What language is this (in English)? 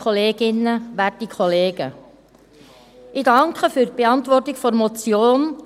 Swiss German